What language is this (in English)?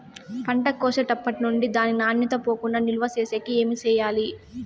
Telugu